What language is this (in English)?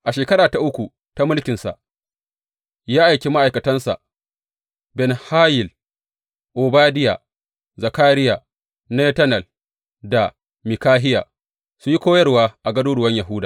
Hausa